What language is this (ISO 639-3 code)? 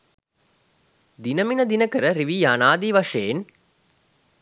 sin